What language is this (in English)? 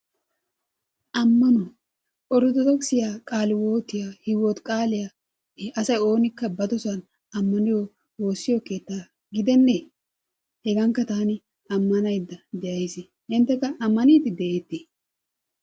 Wolaytta